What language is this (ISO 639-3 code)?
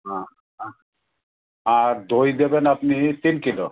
ben